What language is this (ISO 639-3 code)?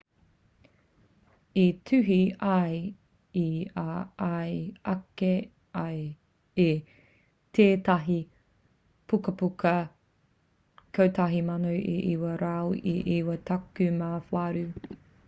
mri